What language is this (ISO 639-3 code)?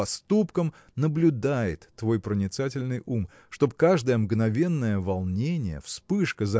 rus